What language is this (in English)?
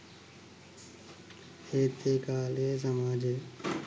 Sinhala